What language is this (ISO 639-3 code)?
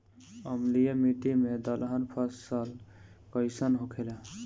bho